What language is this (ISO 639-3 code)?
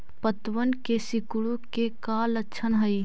mag